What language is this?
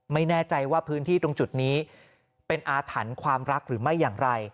Thai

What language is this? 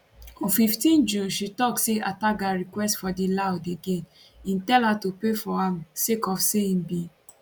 Nigerian Pidgin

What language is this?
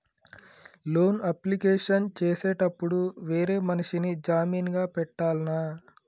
Telugu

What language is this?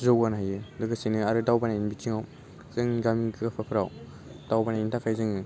Bodo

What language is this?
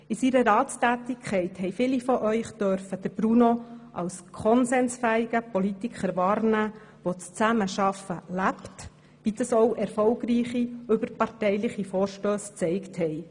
Swiss German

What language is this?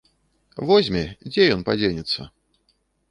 Belarusian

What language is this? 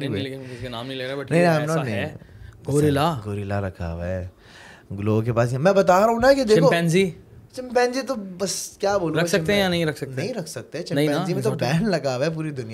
Urdu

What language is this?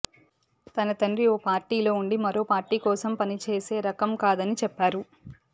Telugu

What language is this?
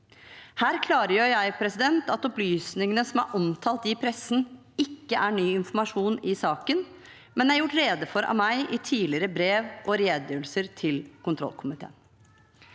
Norwegian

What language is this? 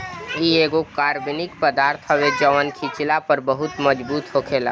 Bhojpuri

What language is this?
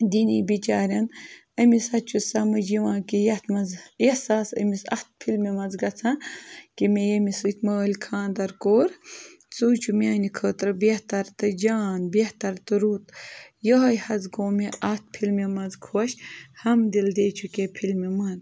Kashmiri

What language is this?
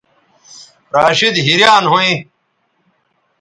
Bateri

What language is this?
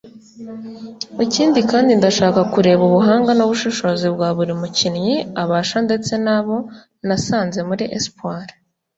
Kinyarwanda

